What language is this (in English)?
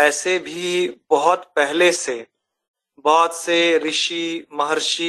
Hindi